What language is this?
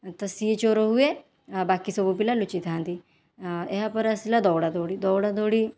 Odia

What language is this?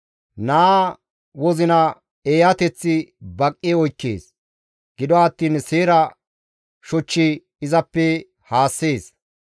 Gamo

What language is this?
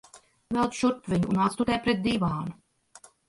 Latvian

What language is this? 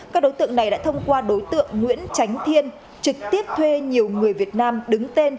Vietnamese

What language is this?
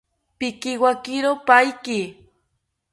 South Ucayali Ashéninka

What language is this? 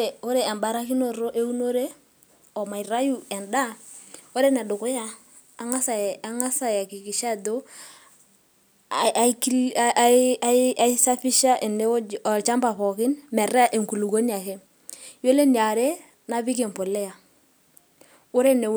Masai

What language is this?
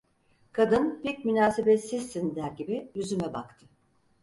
Turkish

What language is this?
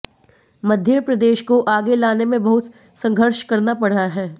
Hindi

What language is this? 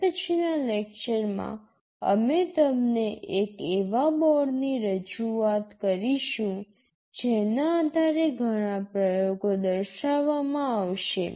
Gujarati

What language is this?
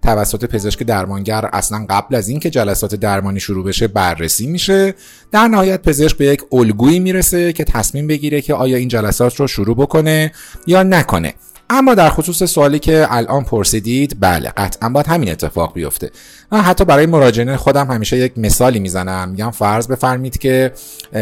Persian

